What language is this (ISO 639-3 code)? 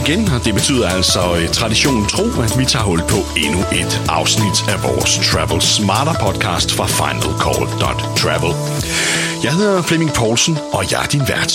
dan